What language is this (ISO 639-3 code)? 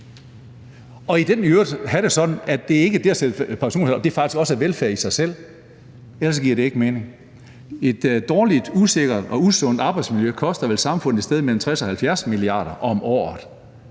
dan